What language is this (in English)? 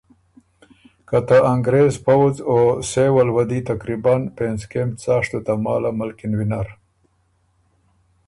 Ormuri